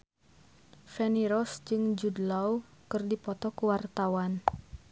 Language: Sundanese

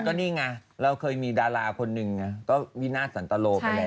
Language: Thai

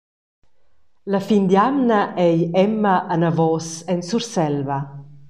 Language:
Romansh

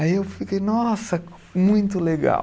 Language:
Portuguese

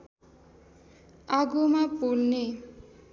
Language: Nepali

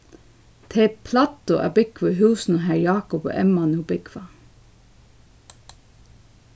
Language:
Faroese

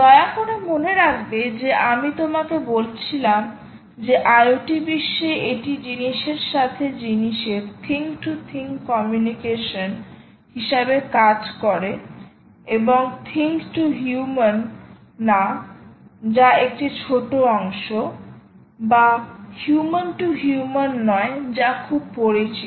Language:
Bangla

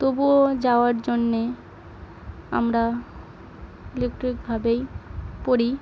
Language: Bangla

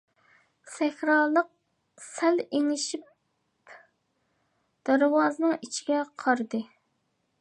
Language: Uyghur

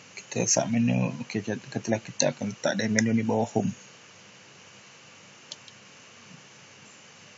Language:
Malay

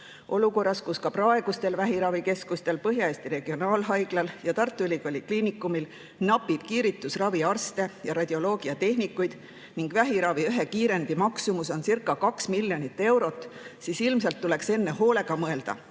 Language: Estonian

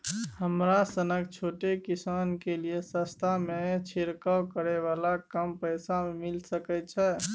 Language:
Maithili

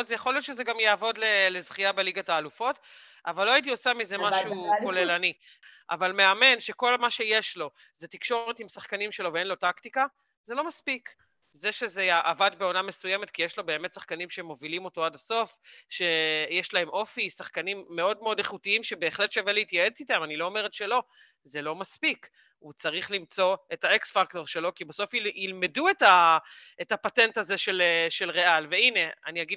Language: Hebrew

